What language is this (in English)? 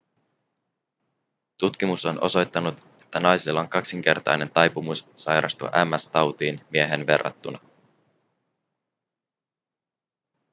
Finnish